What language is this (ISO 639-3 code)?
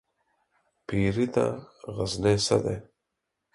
pus